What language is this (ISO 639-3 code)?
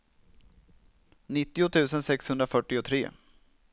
swe